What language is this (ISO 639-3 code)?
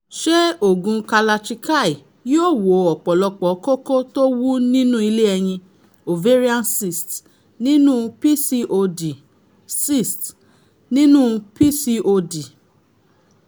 yor